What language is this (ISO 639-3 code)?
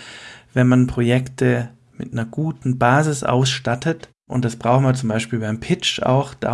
deu